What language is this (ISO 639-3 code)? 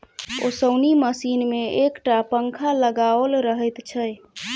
mai